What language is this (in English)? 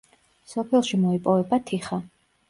Georgian